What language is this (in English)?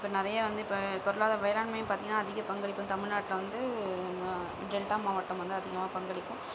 Tamil